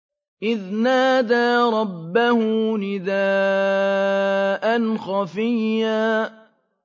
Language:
Arabic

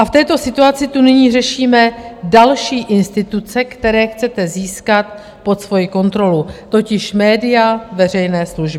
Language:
Czech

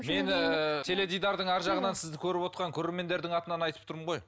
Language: Kazakh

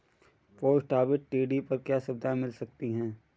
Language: Hindi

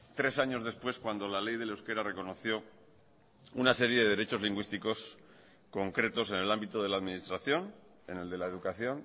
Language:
Spanish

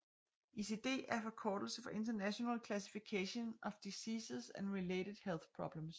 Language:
Danish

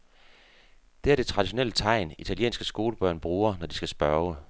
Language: Danish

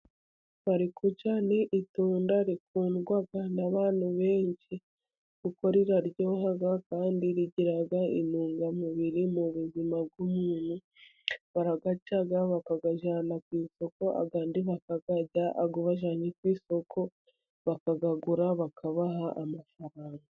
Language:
Kinyarwanda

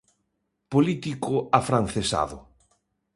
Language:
Galician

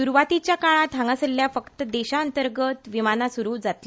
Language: Konkani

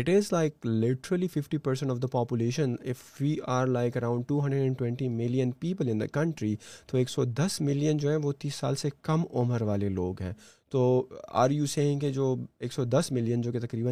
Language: Urdu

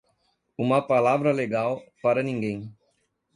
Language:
Portuguese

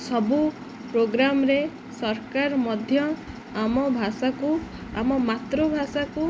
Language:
Odia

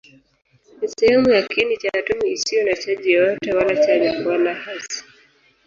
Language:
Swahili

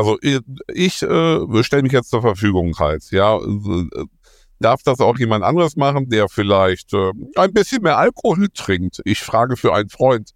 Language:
German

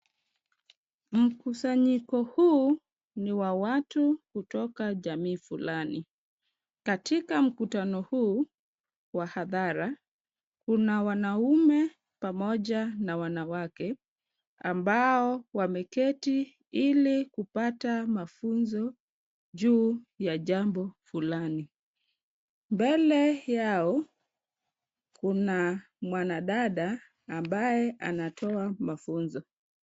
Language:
Swahili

